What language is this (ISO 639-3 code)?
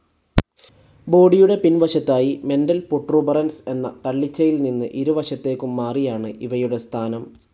mal